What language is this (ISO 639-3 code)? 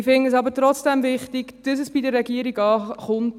gsw